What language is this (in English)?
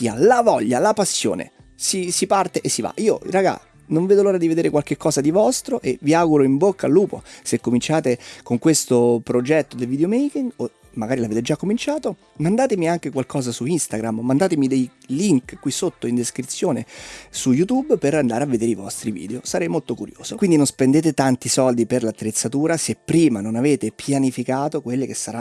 Italian